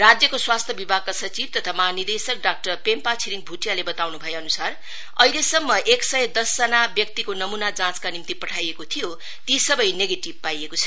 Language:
Nepali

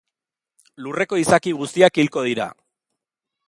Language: Basque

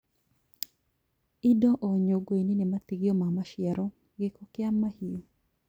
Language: Kikuyu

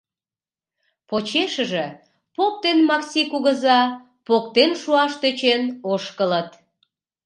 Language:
Mari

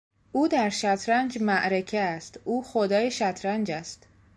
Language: Persian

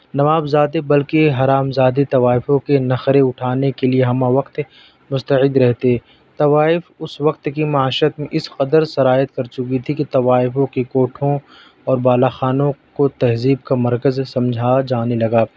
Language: Urdu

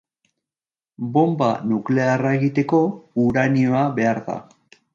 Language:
Basque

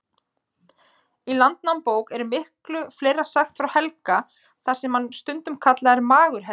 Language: Icelandic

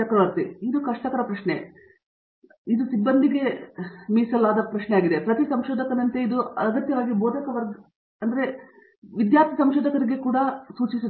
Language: Kannada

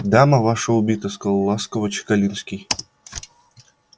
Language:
Russian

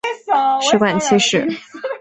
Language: Chinese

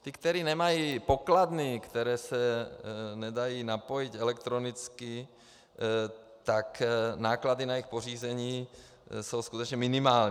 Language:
Czech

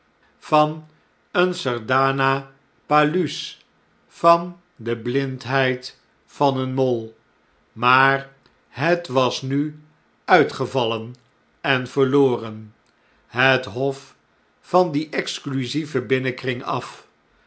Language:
Dutch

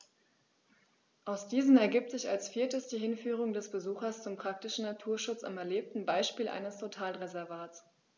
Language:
German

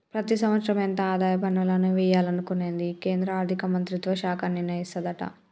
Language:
Telugu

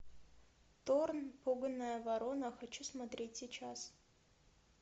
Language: Russian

